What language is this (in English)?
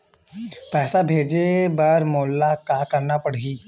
Chhattisgarhi